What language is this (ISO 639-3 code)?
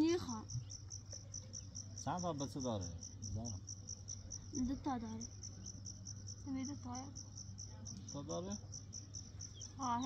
fas